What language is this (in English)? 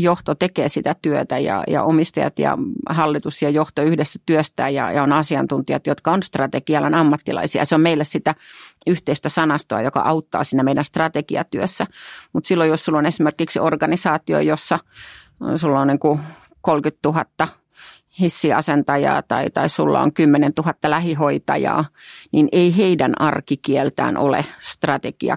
Finnish